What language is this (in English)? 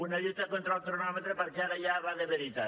Catalan